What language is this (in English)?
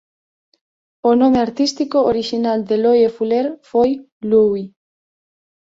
Galician